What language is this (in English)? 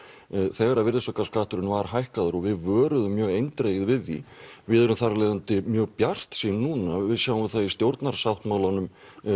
Icelandic